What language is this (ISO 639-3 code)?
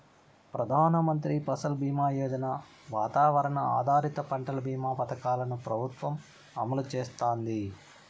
tel